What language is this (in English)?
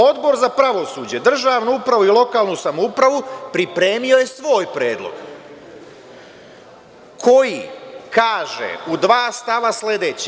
Serbian